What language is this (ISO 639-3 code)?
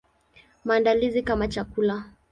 swa